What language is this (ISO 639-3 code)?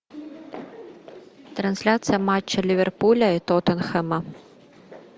rus